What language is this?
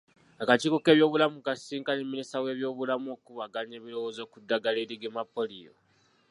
Ganda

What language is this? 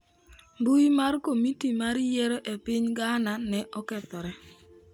Luo (Kenya and Tanzania)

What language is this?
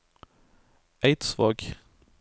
Norwegian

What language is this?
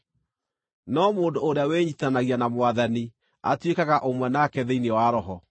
Kikuyu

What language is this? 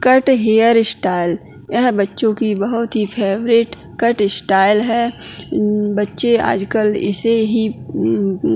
Hindi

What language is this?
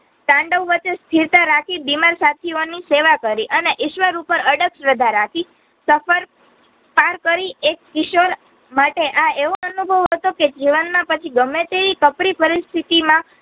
Gujarati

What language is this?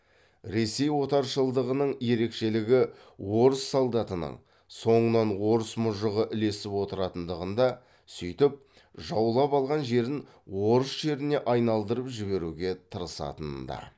Kazakh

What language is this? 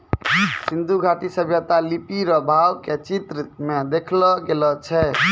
Maithili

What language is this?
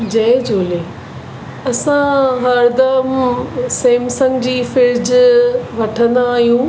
Sindhi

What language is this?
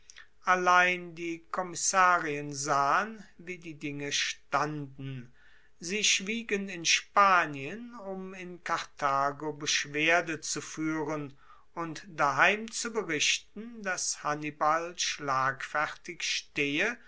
German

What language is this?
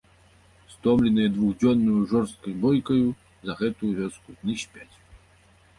Belarusian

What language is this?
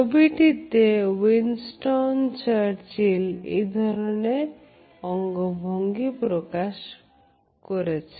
Bangla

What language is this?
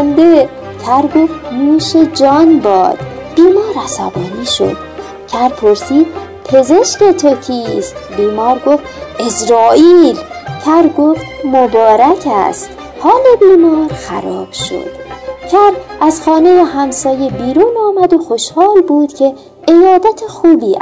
Persian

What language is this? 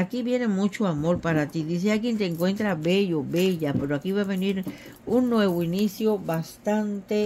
Spanish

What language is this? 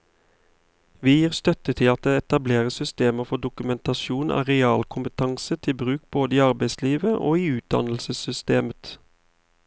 Norwegian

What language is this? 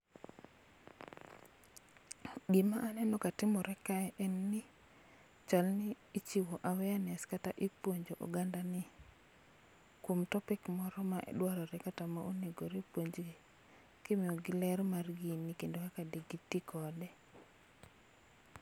Luo (Kenya and Tanzania)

